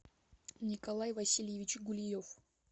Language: Russian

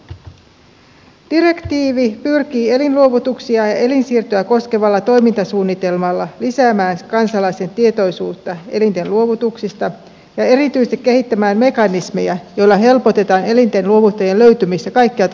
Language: Finnish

